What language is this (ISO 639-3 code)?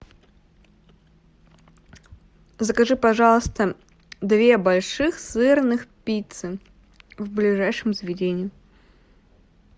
rus